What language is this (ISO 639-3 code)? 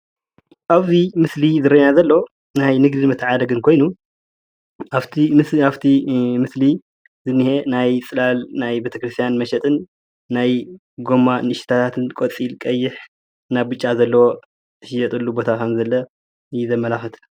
tir